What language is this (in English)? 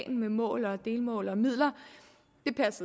Danish